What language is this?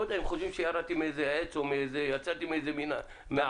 Hebrew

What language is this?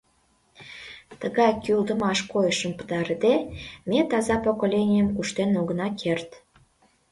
Mari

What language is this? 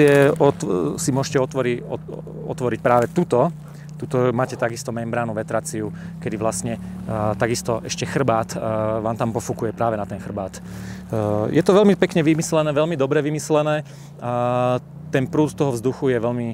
Slovak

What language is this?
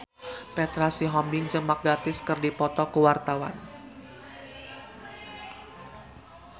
Sundanese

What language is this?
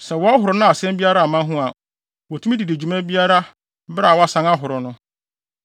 Akan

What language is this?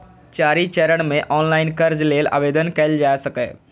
Maithili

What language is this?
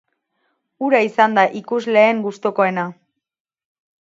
Basque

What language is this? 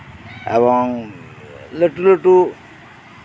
Santali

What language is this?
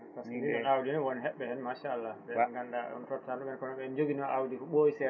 Fula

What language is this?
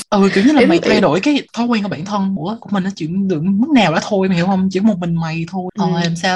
Vietnamese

